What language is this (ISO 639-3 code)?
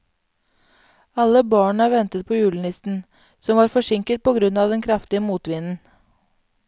nor